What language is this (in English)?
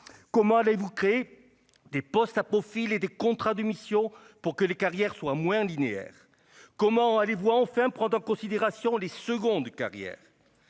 French